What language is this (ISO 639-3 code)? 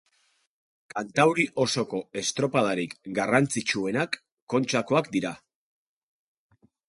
eus